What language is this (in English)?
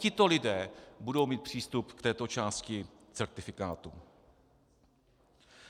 Czech